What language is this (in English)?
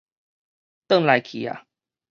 Min Nan Chinese